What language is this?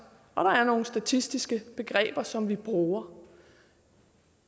Danish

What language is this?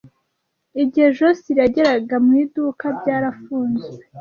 Kinyarwanda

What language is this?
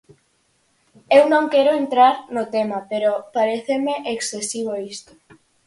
Galician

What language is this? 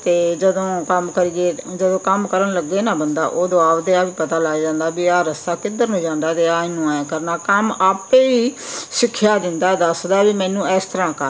Punjabi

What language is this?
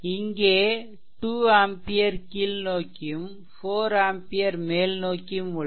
Tamil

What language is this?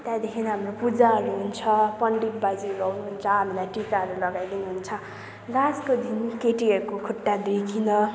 Nepali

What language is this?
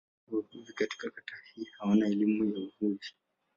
Swahili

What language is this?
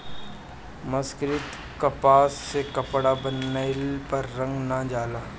Bhojpuri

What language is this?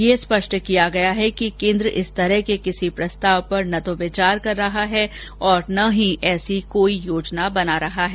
Hindi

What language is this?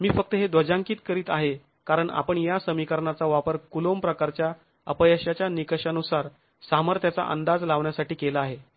Marathi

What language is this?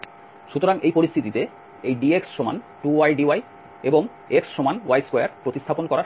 Bangla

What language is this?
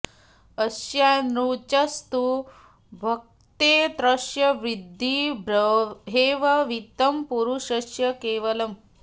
Sanskrit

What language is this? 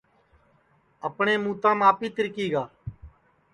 Sansi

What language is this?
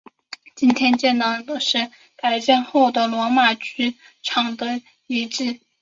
Chinese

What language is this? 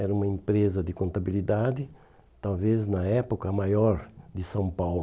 Portuguese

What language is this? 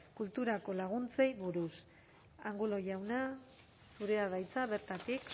Basque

